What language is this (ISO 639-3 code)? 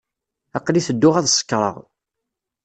kab